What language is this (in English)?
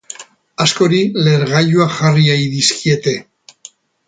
Basque